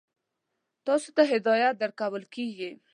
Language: Pashto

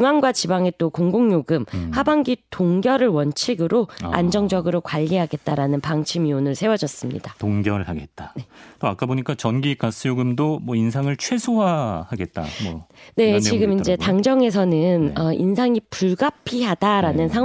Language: Korean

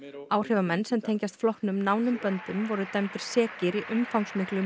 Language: Icelandic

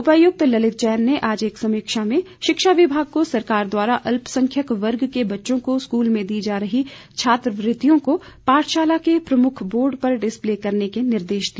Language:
Hindi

